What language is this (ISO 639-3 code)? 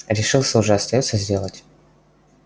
rus